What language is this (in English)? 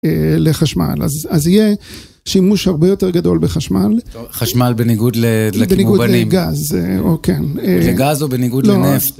Hebrew